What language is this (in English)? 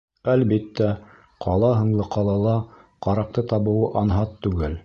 Bashkir